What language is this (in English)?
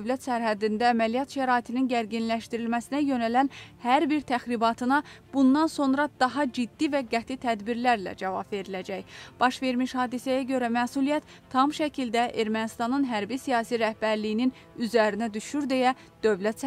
Turkish